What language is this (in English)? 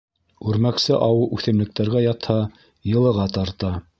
Bashkir